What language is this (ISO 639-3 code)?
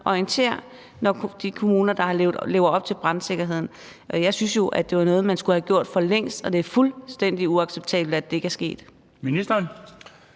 dan